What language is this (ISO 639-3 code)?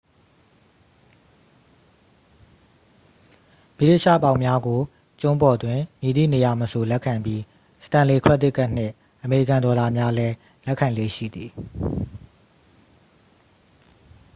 mya